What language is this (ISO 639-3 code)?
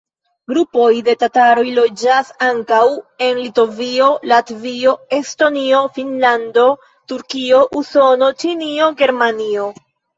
epo